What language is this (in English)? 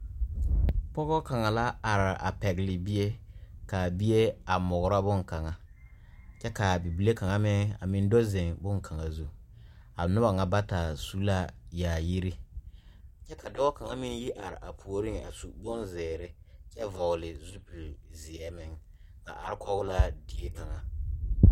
Southern Dagaare